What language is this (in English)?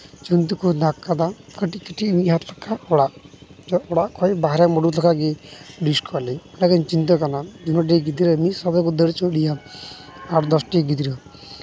Santali